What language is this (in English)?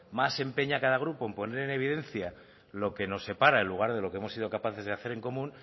Spanish